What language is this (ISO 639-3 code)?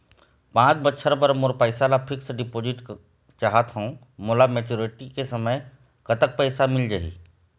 hne